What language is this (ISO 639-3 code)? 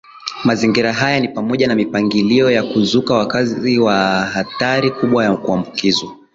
swa